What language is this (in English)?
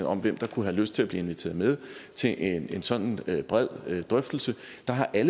Danish